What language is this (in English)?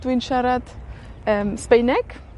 Welsh